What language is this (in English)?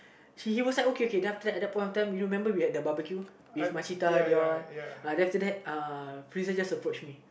English